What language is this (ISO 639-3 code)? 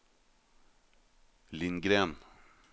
nor